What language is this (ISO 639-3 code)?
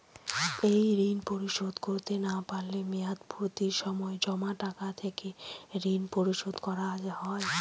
ben